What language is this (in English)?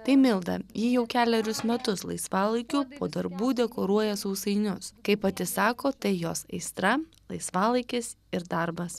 Lithuanian